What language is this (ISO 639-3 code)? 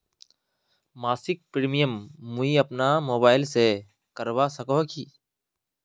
mag